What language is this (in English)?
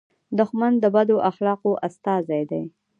Pashto